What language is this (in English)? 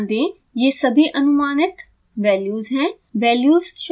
Hindi